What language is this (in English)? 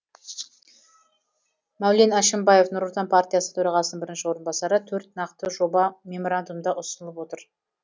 Kazakh